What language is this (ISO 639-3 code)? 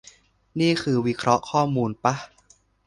tha